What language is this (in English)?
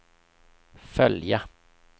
Swedish